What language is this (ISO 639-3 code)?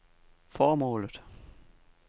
dan